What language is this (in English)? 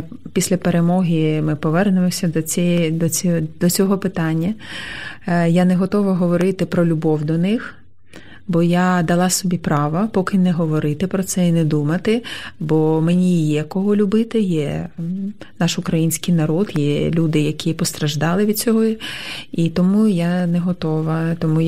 Ukrainian